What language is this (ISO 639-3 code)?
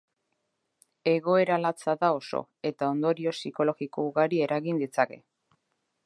eus